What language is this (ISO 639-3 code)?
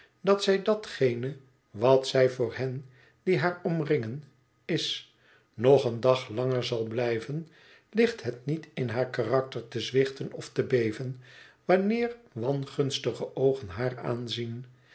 nld